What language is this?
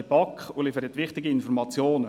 Swiss German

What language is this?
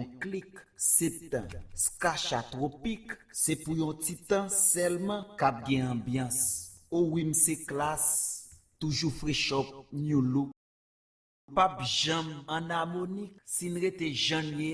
French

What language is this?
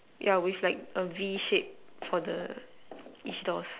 English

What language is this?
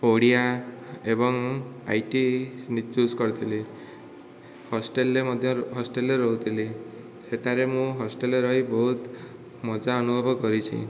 Odia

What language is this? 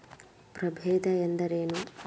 Kannada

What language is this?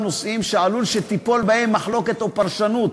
Hebrew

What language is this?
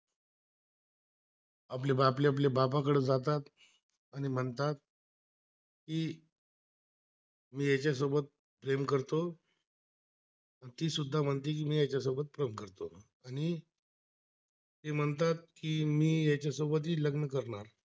Marathi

